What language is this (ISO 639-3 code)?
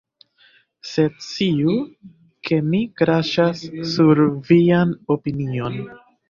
epo